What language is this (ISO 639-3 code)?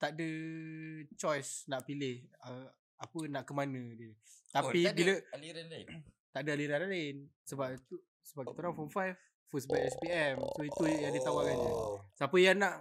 msa